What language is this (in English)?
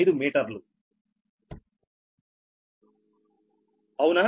Telugu